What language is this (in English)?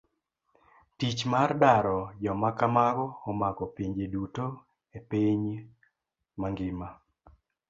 Luo (Kenya and Tanzania)